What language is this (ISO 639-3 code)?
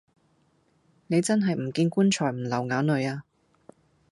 yue